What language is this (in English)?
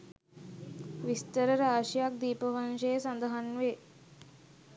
Sinhala